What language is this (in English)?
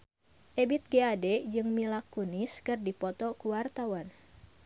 Sundanese